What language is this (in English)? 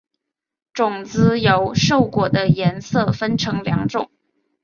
Chinese